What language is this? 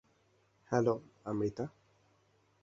Bangla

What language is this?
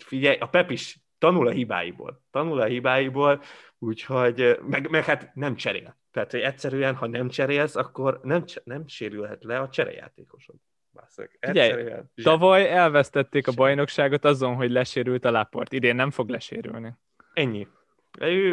Hungarian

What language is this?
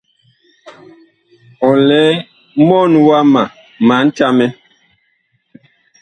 Bakoko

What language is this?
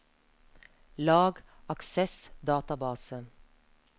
Norwegian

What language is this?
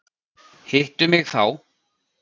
Icelandic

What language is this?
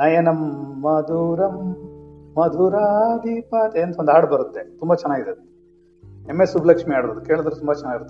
Kannada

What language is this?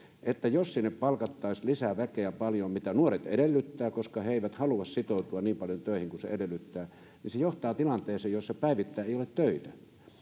Finnish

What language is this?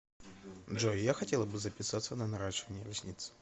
Russian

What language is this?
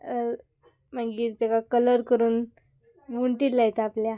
Konkani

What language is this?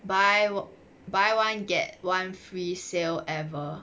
English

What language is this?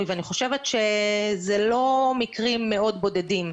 Hebrew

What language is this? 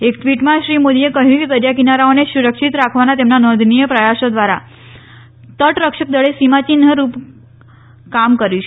Gujarati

